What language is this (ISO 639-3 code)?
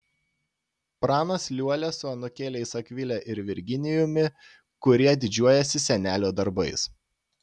lit